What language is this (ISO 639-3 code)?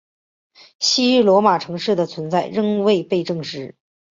zho